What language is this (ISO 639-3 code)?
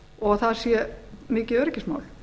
isl